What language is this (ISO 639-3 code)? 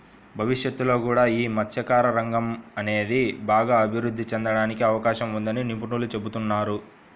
tel